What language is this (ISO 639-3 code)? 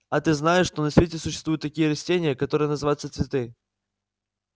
rus